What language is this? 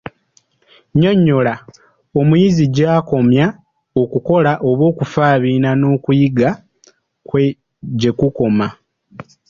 Ganda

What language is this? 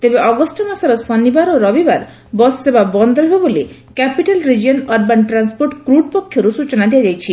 Odia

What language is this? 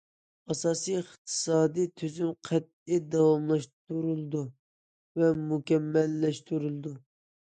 Uyghur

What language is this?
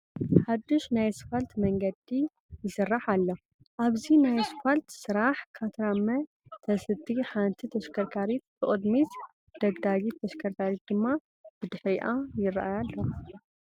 Tigrinya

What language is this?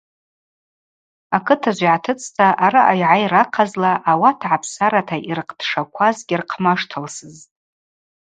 Abaza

